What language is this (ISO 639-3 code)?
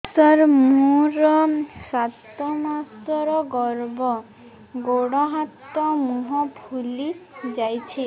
ori